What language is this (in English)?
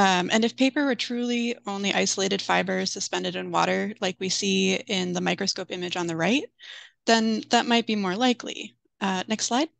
English